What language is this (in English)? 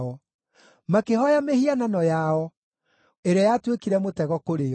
Kikuyu